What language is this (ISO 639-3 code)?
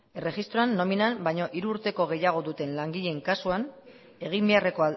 eus